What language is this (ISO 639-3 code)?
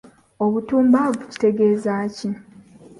lug